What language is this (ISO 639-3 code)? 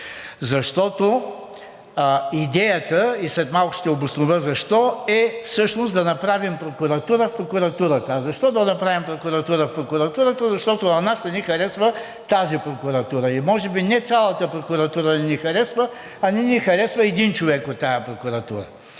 bul